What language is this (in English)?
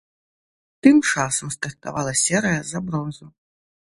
Belarusian